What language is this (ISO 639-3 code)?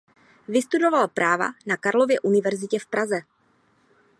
ces